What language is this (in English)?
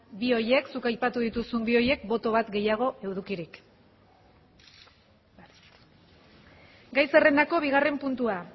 Basque